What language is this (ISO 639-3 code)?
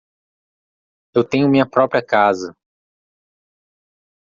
por